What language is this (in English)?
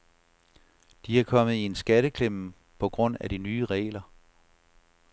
Danish